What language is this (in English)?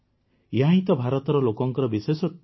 Odia